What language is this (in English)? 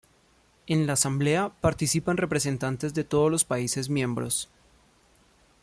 Spanish